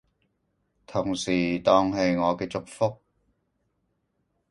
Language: Cantonese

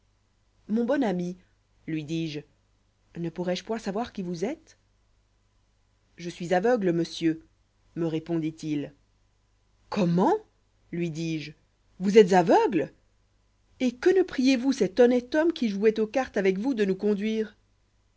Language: French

